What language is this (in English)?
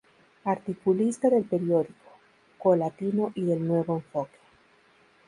Spanish